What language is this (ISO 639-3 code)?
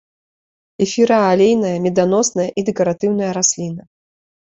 bel